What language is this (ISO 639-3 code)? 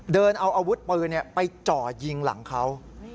tha